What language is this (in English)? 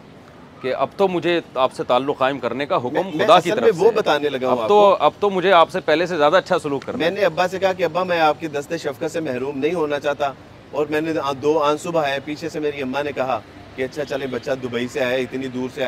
Urdu